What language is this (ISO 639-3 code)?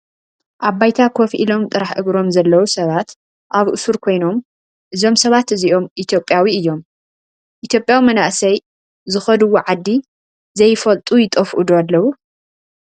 tir